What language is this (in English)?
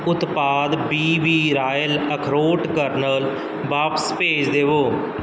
Punjabi